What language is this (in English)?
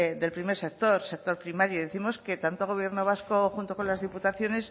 Spanish